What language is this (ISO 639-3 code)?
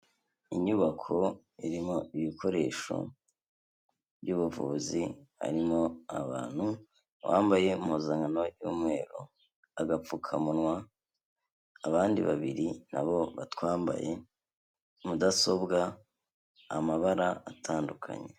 kin